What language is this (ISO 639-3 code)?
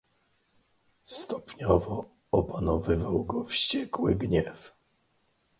pol